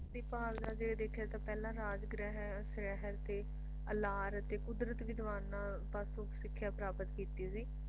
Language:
Punjabi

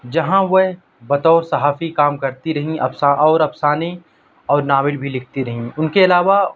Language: Urdu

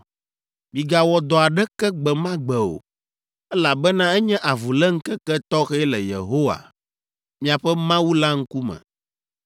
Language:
Ewe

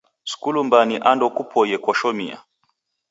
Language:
Taita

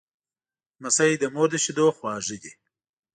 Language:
Pashto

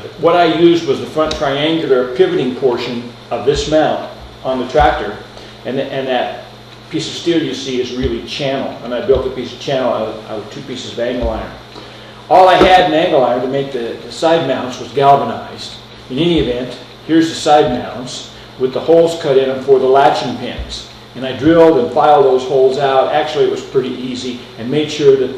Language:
English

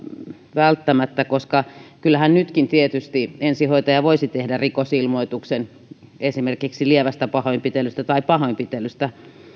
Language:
Finnish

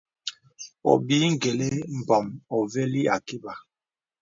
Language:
Bebele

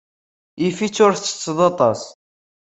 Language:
Kabyle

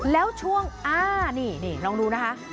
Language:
Thai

